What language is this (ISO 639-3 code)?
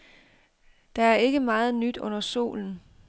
dan